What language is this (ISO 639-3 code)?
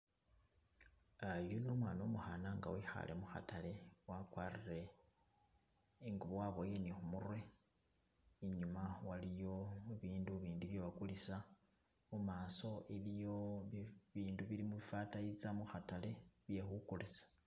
myx